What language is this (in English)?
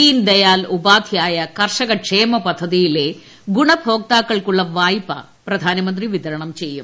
Malayalam